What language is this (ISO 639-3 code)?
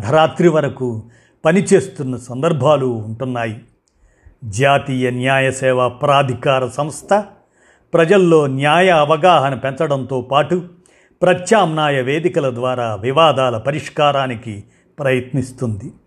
tel